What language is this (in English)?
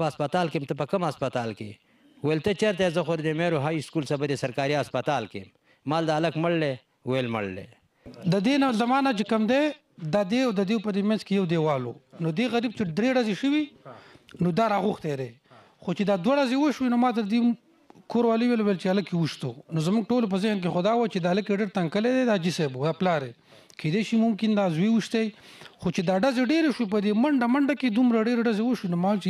Arabic